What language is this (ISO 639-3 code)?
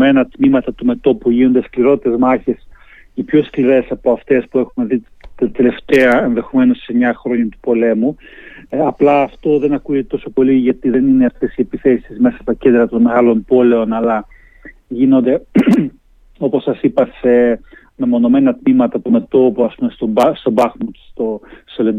ell